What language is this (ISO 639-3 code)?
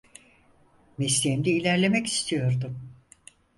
tur